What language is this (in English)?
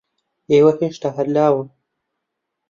Central Kurdish